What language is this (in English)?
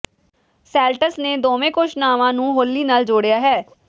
Punjabi